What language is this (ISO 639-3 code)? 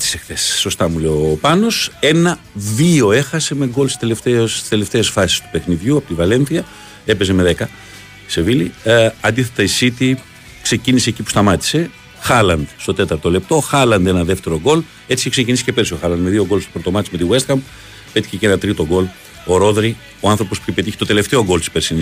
ell